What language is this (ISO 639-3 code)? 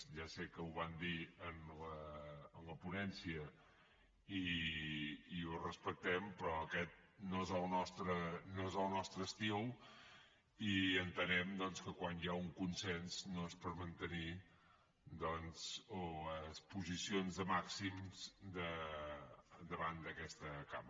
cat